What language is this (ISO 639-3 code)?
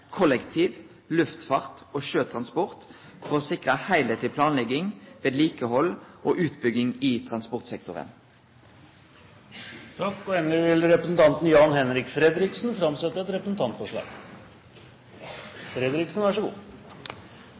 nor